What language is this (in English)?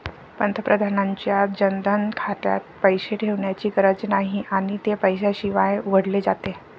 Marathi